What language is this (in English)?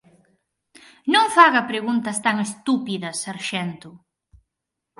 Galician